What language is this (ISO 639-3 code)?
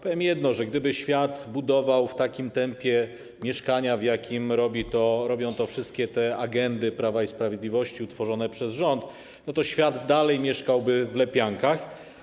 pol